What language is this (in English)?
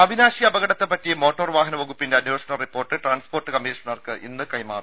Malayalam